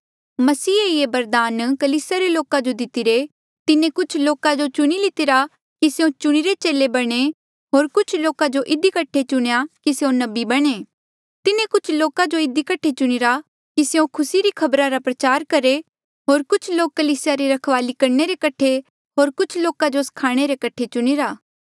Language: Mandeali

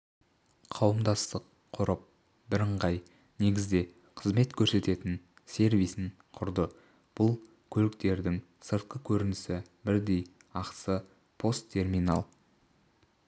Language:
Kazakh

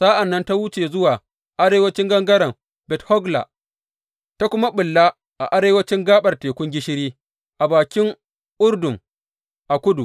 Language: Hausa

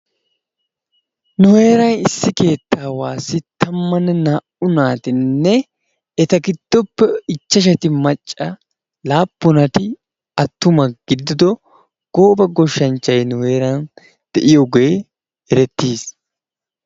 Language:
Wolaytta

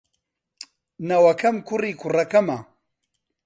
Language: Central Kurdish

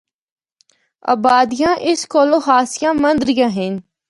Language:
Northern Hindko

